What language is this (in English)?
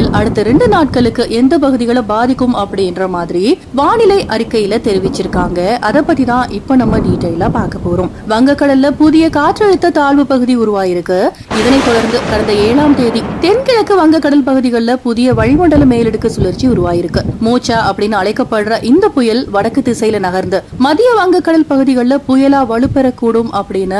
Romanian